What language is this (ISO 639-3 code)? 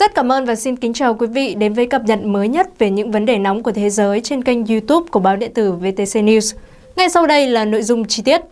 vie